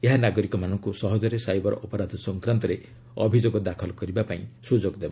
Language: Odia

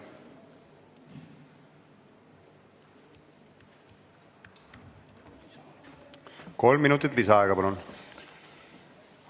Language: Estonian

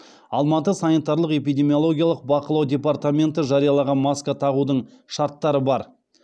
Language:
Kazakh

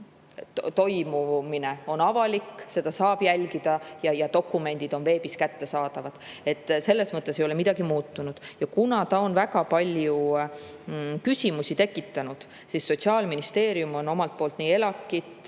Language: Estonian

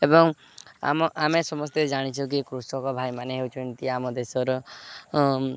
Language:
Odia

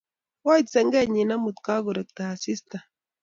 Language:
Kalenjin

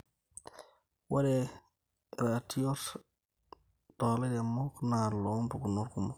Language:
Masai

